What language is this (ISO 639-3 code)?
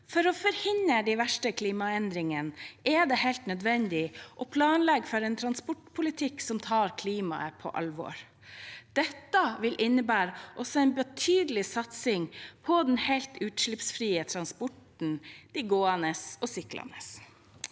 nor